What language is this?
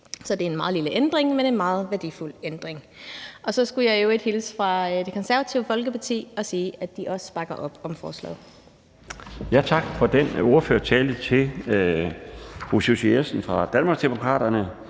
Danish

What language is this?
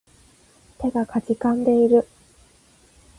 Japanese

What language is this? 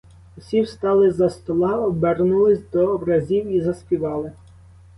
Ukrainian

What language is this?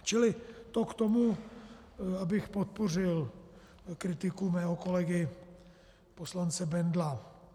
Czech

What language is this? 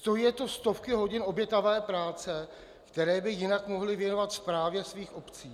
Czech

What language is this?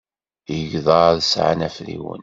Kabyle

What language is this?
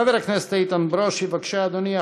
Hebrew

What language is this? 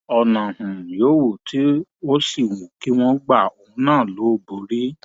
Yoruba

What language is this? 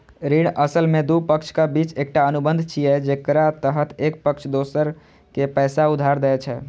Maithili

